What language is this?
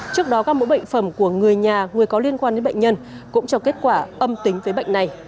Vietnamese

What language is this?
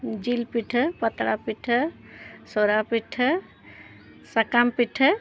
Santali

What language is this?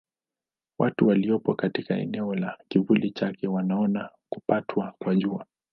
Swahili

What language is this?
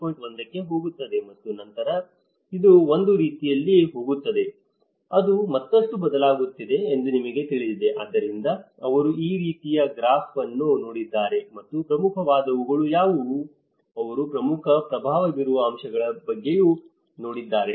Kannada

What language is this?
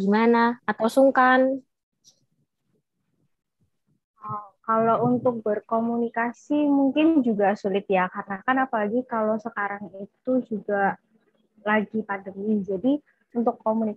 Indonesian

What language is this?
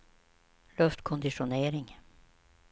Swedish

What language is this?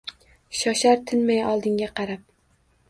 Uzbek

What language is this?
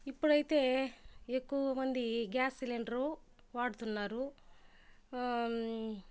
Telugu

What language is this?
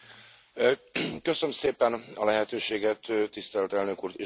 Hungarian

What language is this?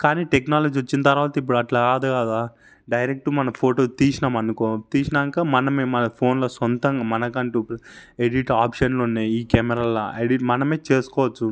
Telugu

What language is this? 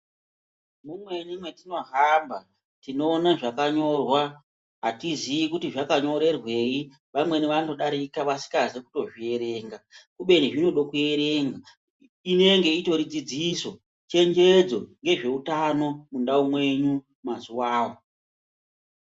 Ndau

